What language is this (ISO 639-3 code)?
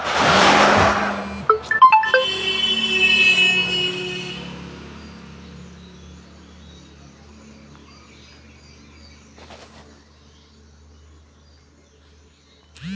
bho